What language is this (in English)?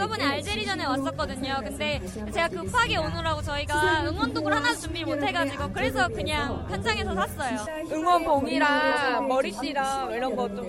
Korean